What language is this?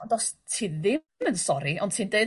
Welsh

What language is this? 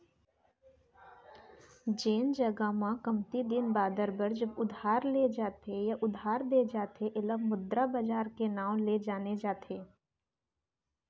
Chhattisgarhi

